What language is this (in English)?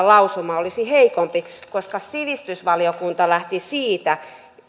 Finnish